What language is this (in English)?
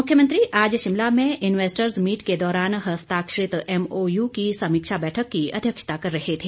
Hindi